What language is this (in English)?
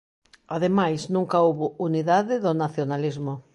Galician